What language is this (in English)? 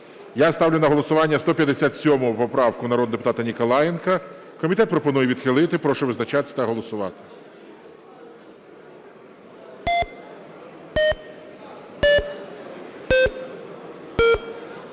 Ukrainian